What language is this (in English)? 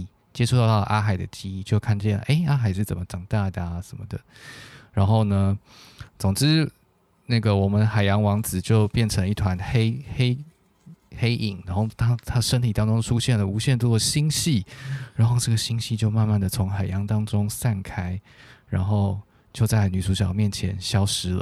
Chinese